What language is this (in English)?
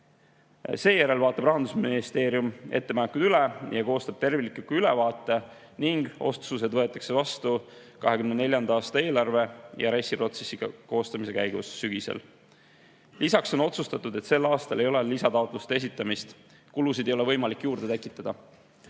Estonian